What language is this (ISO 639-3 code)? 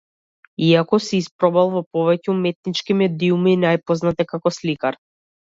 mkd